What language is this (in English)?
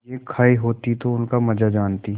Hindi